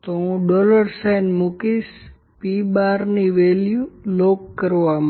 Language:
Gujarati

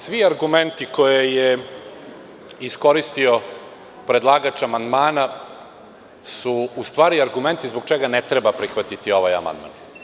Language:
Serbian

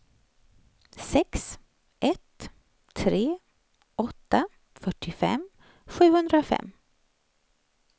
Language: Swedish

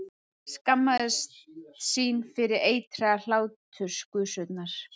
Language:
Icelandic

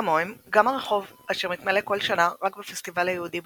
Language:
Hebrew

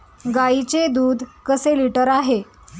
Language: Marathi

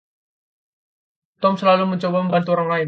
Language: Indonesian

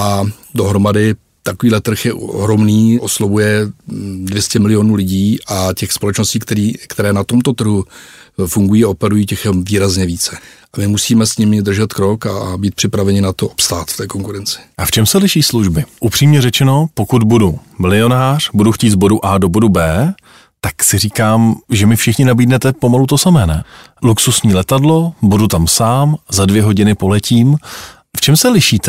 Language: Czech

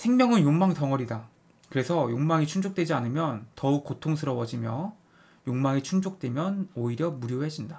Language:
Korean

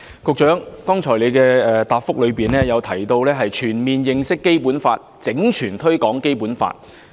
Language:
Cantonese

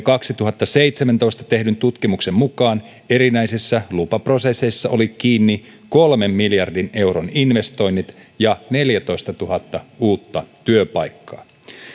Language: Finnish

